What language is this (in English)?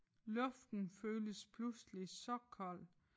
Danish